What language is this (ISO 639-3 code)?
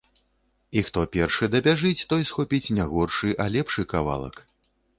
bel